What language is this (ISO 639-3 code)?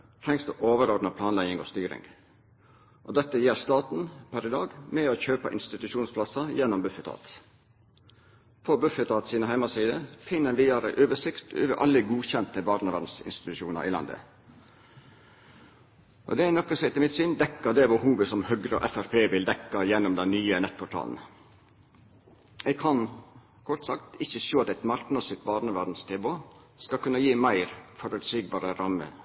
nno